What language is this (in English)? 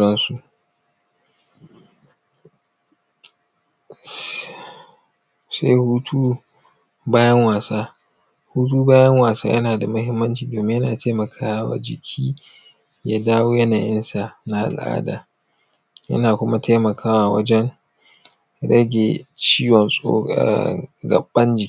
Hausa